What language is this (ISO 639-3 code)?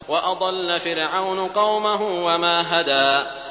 ara